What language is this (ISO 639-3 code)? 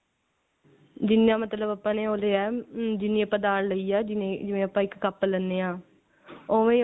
pan